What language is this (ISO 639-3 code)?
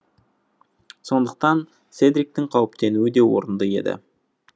kaz